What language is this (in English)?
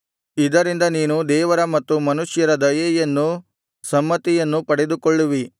Kannada